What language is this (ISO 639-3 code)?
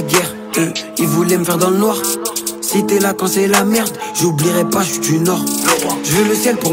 eng